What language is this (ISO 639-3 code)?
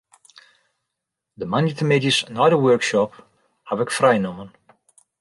fry